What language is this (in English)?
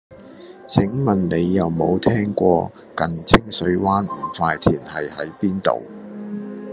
Cantonese